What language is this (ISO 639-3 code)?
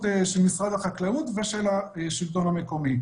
heb